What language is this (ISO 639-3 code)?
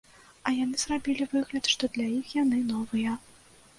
bel